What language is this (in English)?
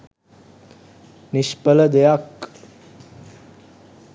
Sinhala